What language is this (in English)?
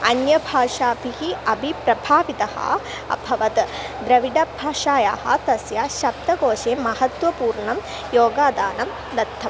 Sanskrit